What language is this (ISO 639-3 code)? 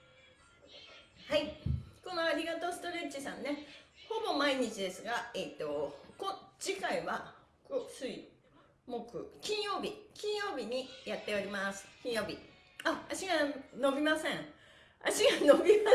jpn